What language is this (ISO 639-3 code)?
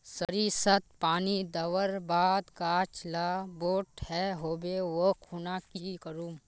mag